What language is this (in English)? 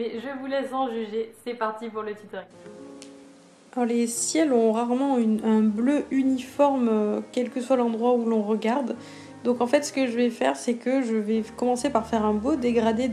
French